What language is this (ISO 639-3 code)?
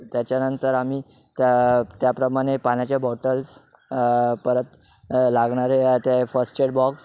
mar